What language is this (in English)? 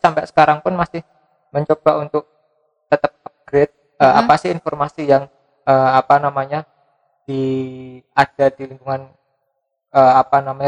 Indonesian